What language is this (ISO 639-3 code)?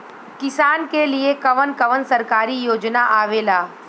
bho